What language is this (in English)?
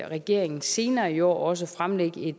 Danish